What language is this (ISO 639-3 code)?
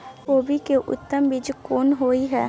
mai